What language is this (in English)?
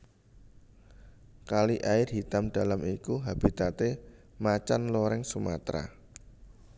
Javanese